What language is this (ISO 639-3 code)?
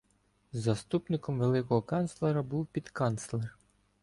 ukr